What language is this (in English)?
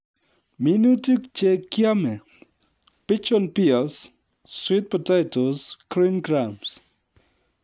Kalenjin